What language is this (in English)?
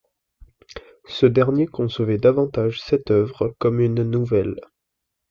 French